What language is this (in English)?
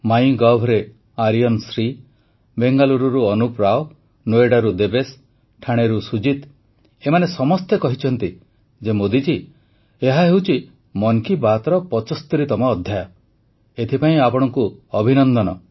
Odia